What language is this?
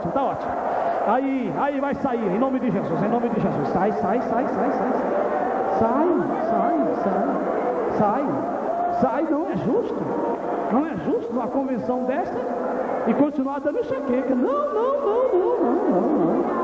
Portuguese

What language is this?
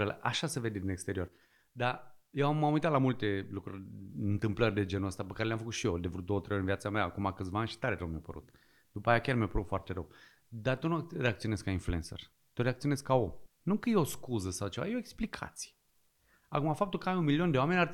Romanian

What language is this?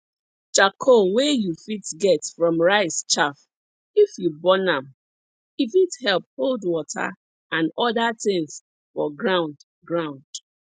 Nigerian Pidgin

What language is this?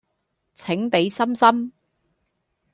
Cantonese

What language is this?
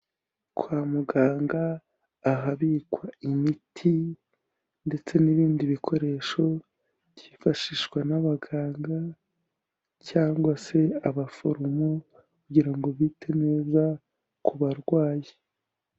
Kinyarwanda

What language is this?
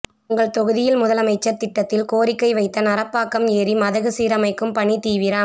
Tamil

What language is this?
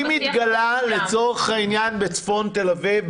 Hebrew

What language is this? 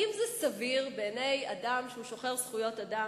Hebrew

